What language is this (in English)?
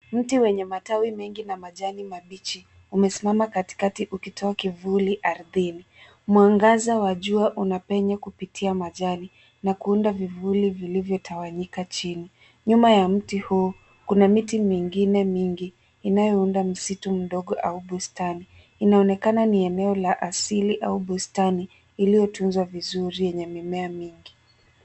Swahili